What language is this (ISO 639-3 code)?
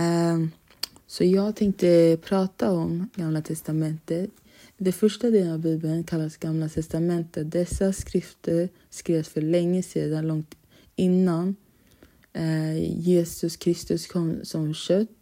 swe